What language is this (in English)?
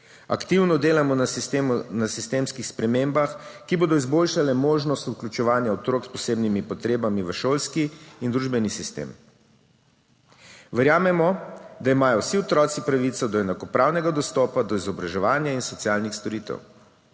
Slovenian